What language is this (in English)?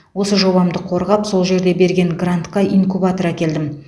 Kazakh